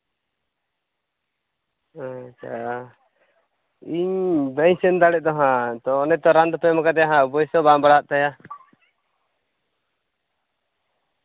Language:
Santali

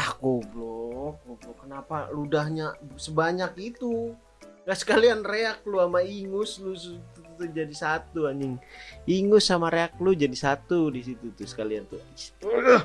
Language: Indonesian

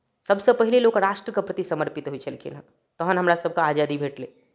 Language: Maithili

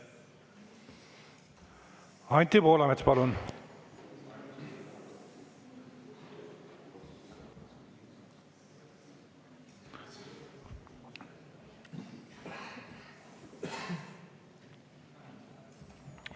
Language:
Estonian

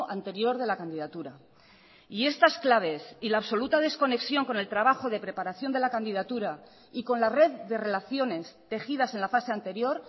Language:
Spanish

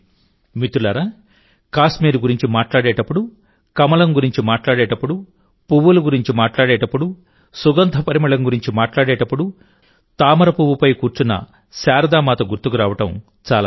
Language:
Telugu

